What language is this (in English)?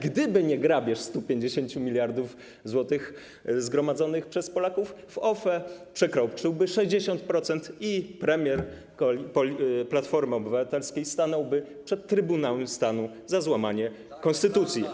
Polish